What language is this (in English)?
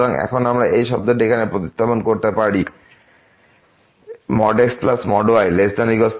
Bangla